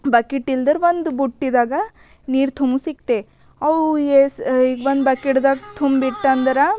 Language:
Kannada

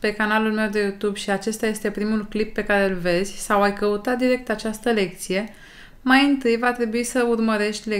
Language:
Romanian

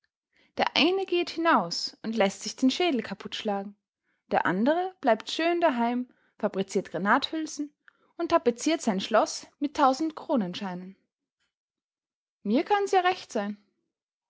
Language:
German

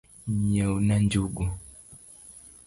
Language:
Luo (Kenya and Tanzania)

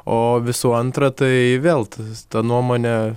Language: Lithuanian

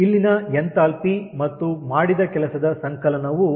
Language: Kannada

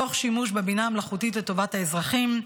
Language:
Hebrew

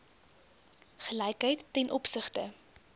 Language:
Afrikaans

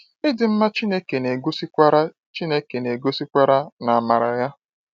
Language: Igbo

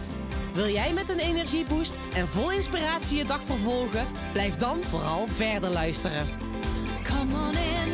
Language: Dutch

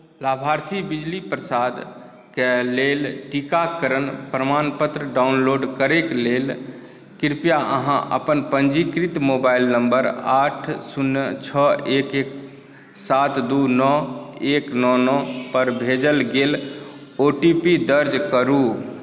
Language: Maithili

